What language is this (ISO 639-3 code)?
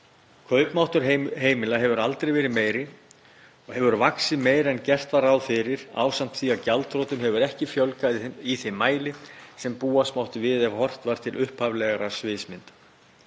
isl